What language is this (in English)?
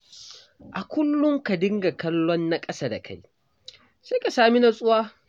Hausa